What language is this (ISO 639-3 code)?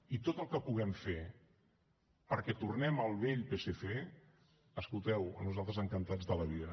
cat